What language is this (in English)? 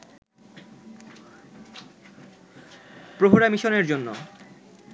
Bangla